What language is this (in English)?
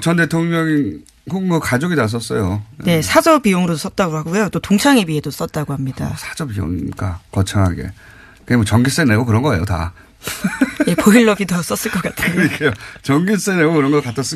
Korean